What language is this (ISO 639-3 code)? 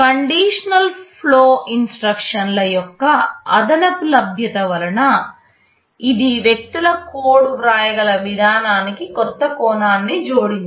tel